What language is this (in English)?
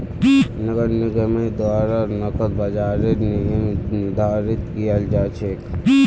Magahi